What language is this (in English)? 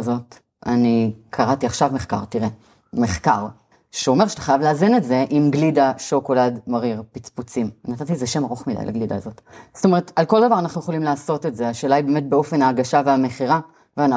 Hebrew